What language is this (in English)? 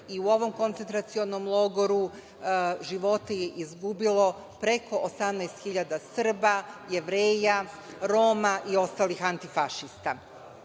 Serbian